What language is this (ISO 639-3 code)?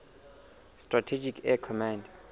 sot